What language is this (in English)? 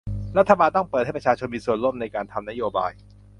Thai